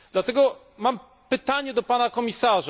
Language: Polish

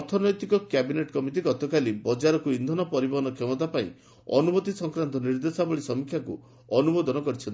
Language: Odia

